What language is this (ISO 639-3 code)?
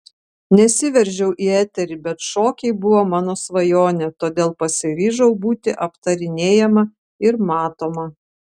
lit